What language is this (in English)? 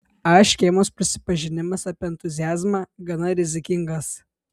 Lithuanian